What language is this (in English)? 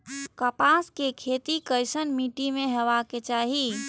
Maithili